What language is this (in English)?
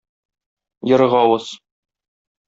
Tatar